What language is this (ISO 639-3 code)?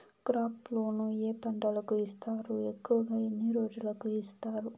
tel